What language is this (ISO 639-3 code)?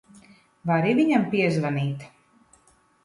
lav